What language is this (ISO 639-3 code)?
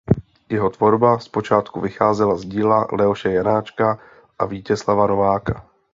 ces